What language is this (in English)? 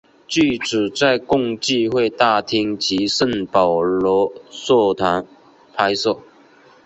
Chinese